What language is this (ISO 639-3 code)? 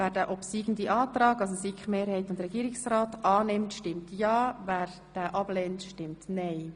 gsw